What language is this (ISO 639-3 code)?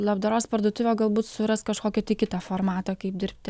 lit